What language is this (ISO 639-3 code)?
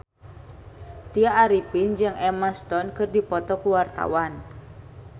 sun